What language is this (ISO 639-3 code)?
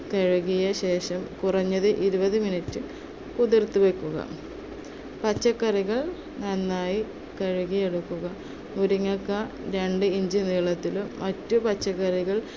mal